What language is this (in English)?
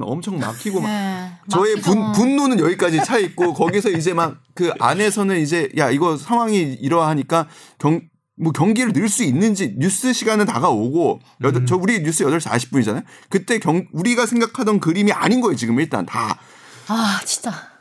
Korean